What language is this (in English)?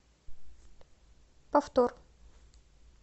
Russian